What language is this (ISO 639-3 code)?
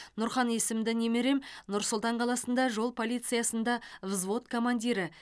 kaz